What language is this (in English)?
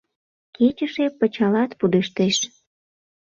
Mari